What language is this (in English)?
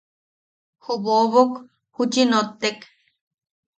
Yaqui